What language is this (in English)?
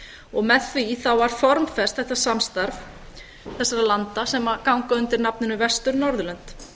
Icelandic